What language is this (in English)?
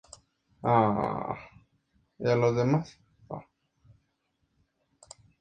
Spanish